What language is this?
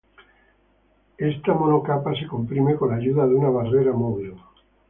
Spanish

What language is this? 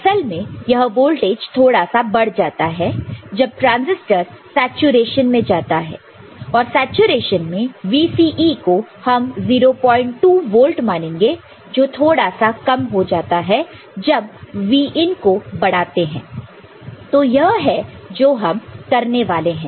Hindi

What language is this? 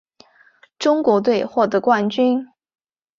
Chinese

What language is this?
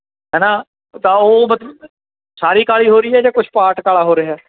Punjabi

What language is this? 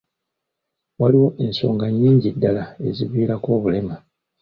Ganda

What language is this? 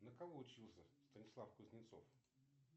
Russian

